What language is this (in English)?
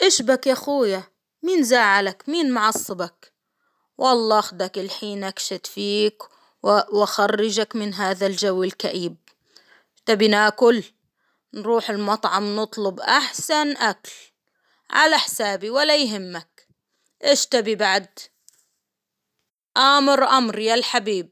Hijazi Arabic